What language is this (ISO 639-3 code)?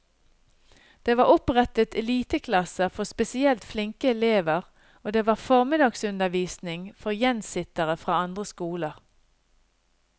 nor